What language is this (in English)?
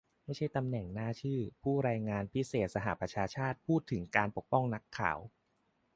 Thai